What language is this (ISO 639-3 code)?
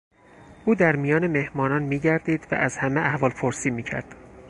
fas